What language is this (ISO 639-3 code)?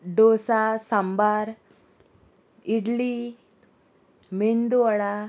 kok